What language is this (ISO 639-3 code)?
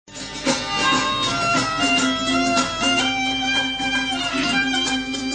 ara